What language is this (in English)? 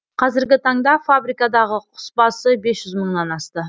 Kazakh